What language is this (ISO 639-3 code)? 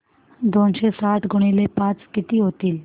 mar